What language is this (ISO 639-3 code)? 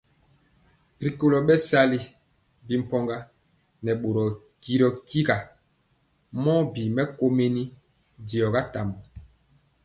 mcx